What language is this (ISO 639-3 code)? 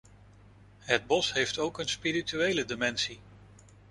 nld